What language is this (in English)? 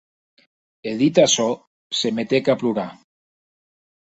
Occitan